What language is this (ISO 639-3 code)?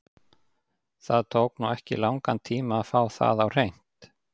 isl